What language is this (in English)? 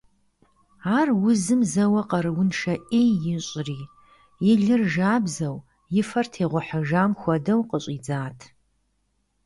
Kabardian